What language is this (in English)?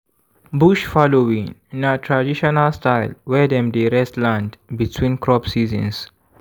Nigerian Pidgin